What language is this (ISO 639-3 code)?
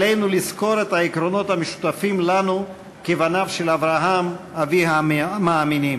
heb